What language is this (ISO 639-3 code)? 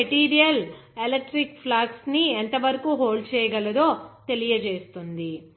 tel